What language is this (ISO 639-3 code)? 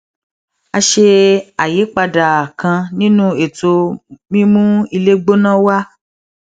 yor